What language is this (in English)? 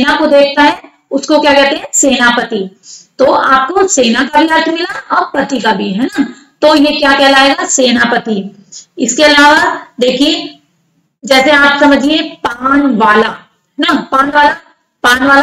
Hindi